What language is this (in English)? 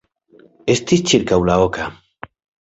Esperanto